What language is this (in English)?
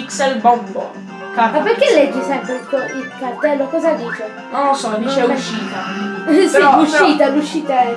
Italian